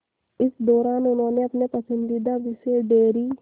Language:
Hindi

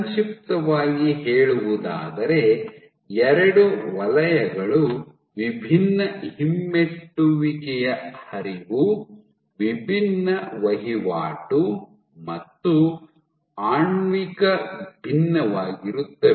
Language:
Kannada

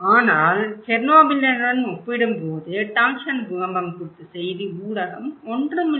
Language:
Tamil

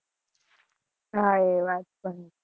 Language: Gujarati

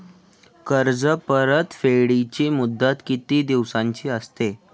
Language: Marathi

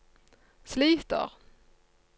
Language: Norwegian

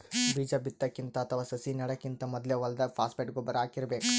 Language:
Kannada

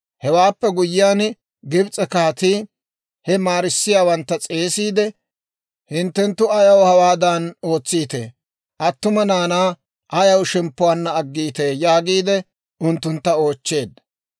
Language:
Dawro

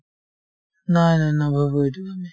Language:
Assamese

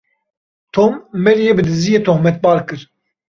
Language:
Kurdish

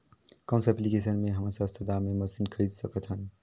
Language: Chhattisgarhi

